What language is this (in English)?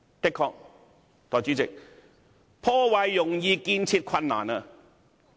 Cantonese